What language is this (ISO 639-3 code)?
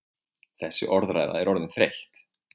isl